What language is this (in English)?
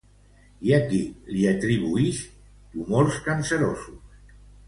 Catalan